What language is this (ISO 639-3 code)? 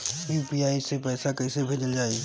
bho